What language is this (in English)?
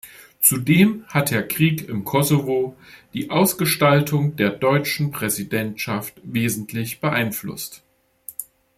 German